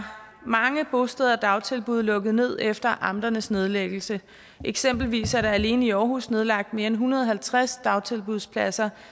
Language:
Danish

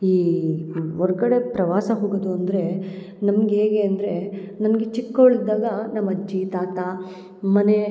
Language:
Kannada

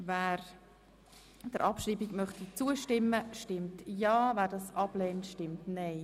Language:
Swiss German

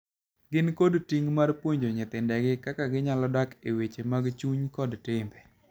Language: Luo (Kenya and Tanzania)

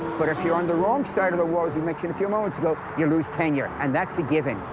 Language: English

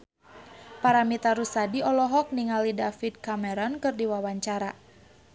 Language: Sundanese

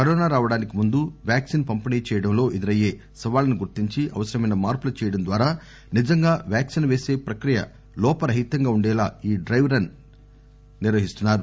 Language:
Telugu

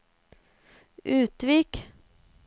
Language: Norwegian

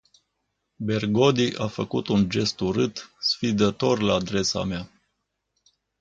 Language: Romanian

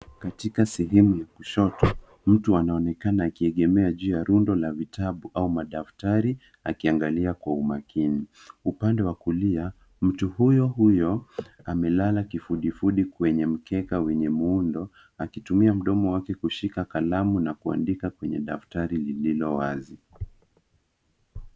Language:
Swahili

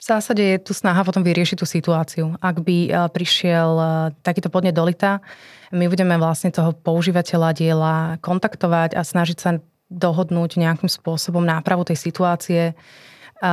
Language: Slovak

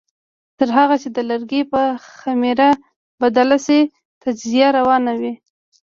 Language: Pashto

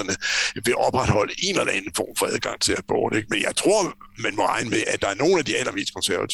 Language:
Danish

